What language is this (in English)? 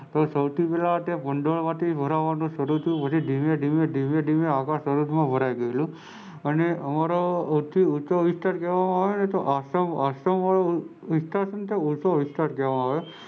Gujarati